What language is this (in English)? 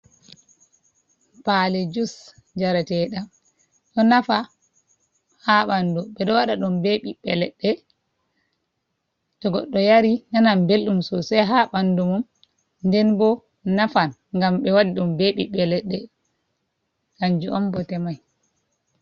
Fula